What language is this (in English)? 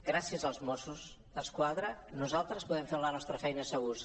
Catalan